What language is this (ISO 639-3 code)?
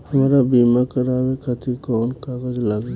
bho